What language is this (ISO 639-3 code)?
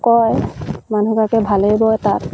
asm